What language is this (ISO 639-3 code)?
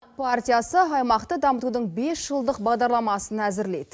kaz